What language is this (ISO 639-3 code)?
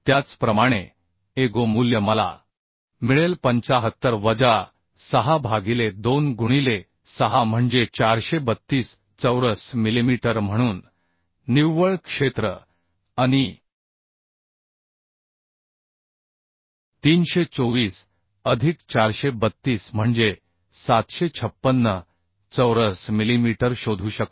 mar